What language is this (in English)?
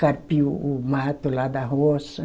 Portuguese